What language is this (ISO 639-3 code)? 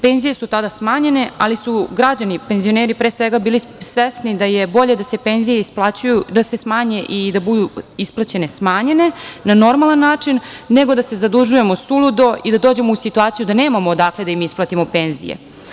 srp